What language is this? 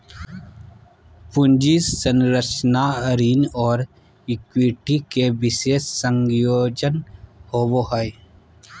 Magahi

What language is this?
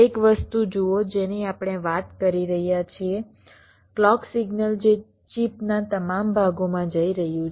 Gujarati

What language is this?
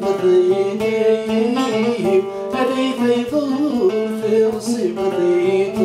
Arabic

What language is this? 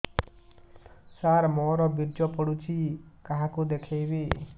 Odia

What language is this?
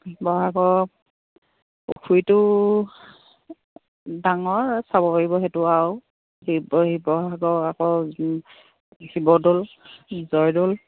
Assamese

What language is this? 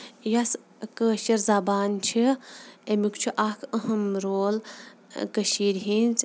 Kashmiri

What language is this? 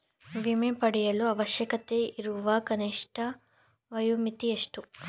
Kannada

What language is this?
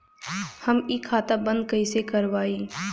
Bhojpuri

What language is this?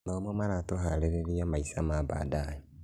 Kikuyu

